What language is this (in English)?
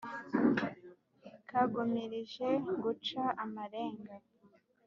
Kinyarwanda